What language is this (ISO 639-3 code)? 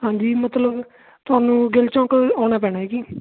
pan